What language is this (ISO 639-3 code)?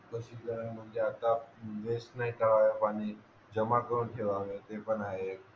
mar